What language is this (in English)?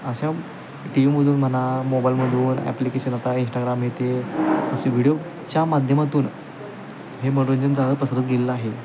Marathi